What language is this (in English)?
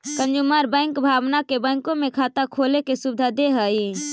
Magahi